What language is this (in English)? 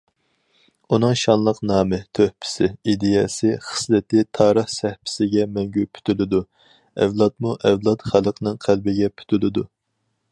Uyghur